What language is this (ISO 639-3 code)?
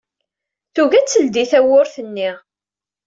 kab